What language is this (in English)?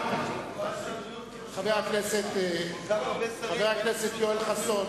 Hebrew